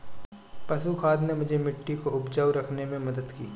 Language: Hindi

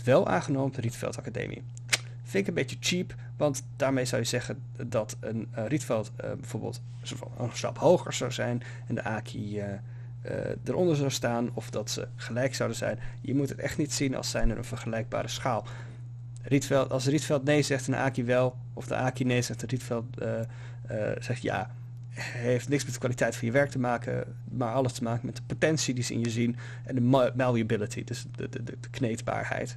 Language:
Dutch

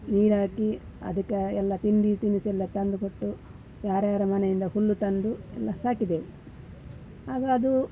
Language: Kannada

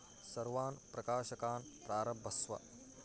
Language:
Sanskrit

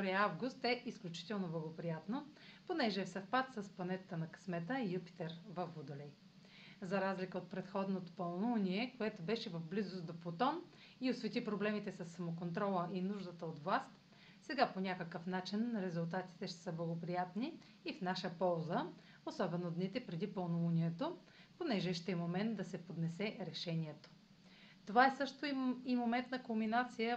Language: Bulgarian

